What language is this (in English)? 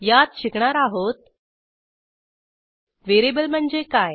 Marathi